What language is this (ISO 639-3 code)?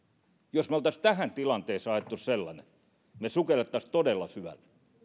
fin